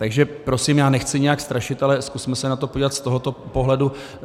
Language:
Czech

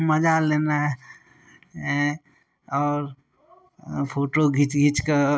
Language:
Maithili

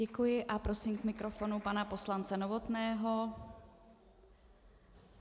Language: Czech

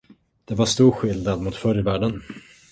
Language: Swedish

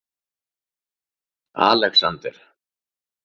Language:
Icelandic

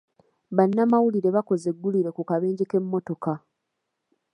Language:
Ganda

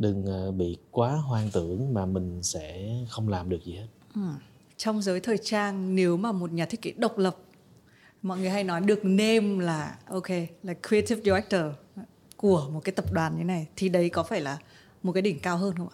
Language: Vietnamese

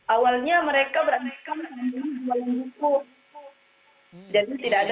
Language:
Indonesian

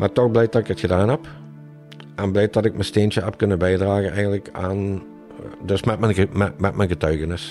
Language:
Dutch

